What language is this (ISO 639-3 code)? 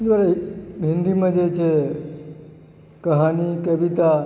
mai